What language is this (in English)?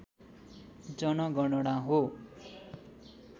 Nepali